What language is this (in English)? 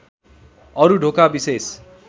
Nepali